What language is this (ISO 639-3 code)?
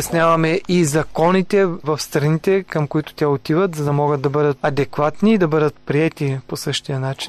bul